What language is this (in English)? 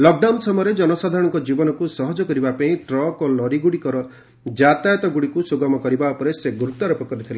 Odia